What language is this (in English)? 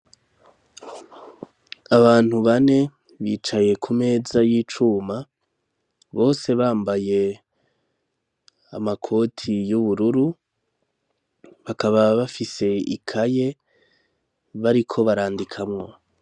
Rundi